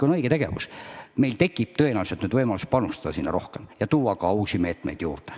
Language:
Estonian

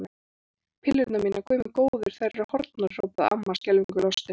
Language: Icelandic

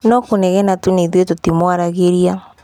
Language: Kikuyu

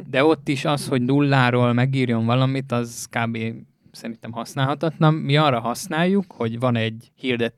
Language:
Hungarian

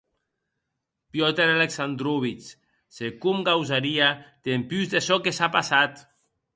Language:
Occitan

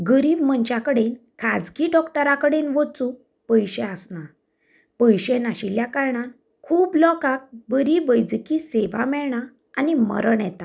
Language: Konkani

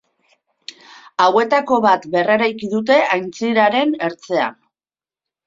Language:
Basque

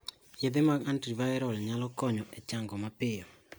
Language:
Luo (Kenya and Tanzania)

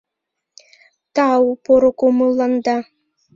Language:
Mari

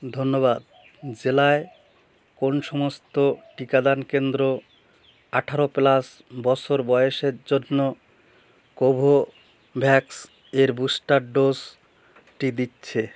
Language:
Bangla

